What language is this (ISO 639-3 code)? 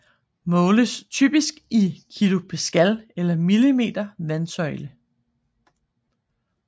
dan